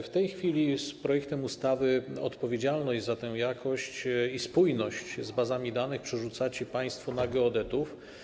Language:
Polish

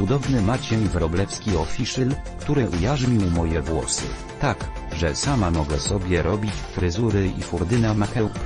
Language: Polish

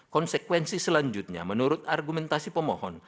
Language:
Indonesian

